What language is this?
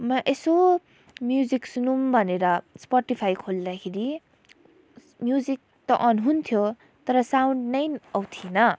Nepali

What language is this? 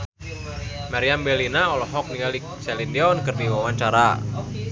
Sundanese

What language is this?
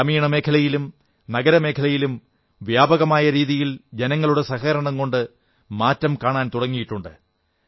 Malayalam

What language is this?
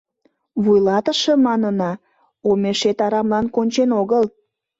Mari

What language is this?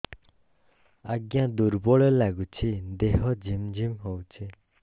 Odia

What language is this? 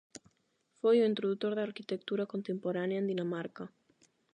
Galician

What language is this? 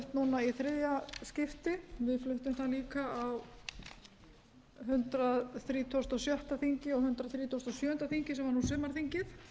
Icelandic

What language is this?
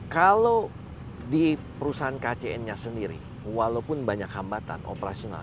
Indonesian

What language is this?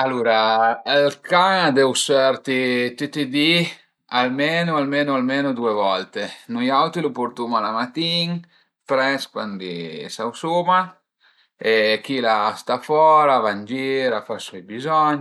Piedmontese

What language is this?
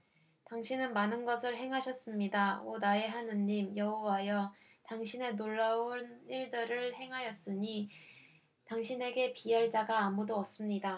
Korean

